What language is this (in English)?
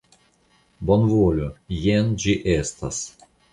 Esperanto